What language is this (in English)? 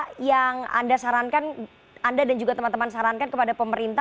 Indonesian